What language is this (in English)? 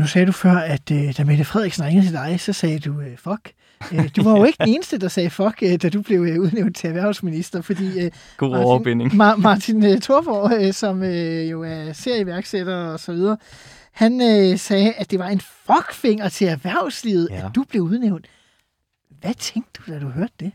Danish